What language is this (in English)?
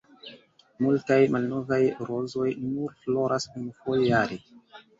Esperanto